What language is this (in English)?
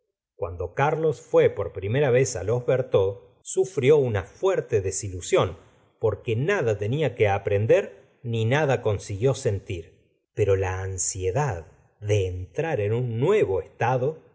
Spanish